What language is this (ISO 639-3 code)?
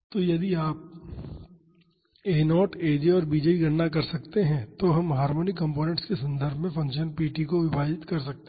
hin